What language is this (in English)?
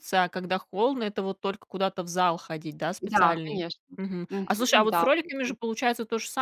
Russian